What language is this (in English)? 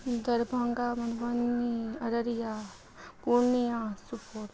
Maithili